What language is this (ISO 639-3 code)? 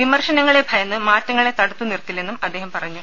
mal